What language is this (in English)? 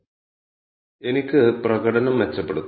Malayalam